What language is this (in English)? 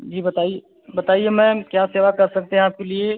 Hindi